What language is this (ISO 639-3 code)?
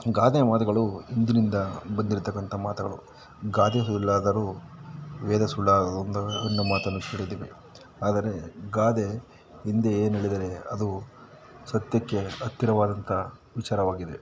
kan